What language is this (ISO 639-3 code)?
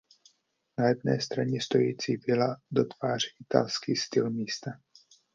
ces